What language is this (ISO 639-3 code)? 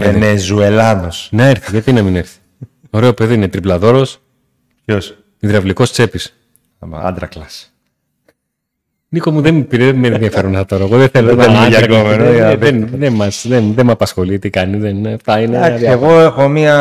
ell